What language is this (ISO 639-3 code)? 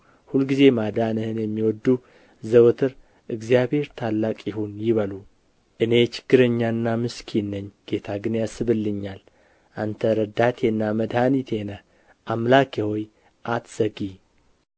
amh